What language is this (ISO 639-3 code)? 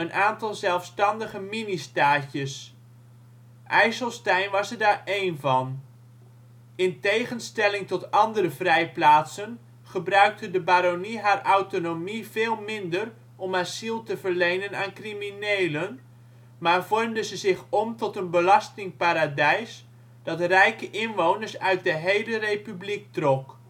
nld